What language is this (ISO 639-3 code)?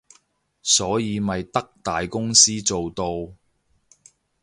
yue